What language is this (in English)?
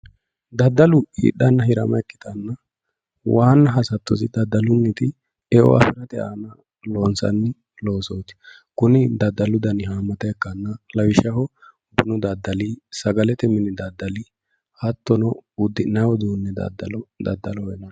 Sidamo